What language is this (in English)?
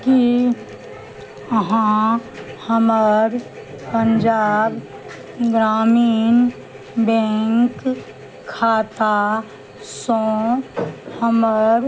Maithili